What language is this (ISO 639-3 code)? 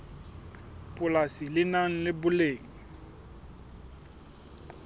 sot